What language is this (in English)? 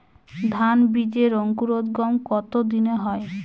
Bangla